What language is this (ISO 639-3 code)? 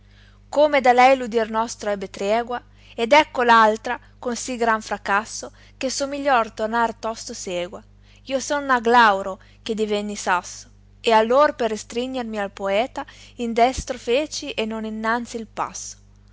ita